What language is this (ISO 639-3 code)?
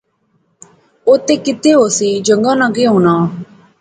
phr